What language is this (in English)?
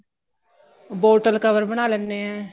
Punjabi